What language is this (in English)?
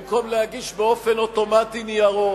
Hebrew